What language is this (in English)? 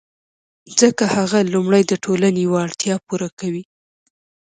Pashto